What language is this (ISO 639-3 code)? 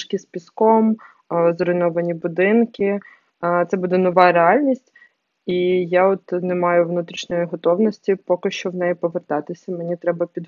ukr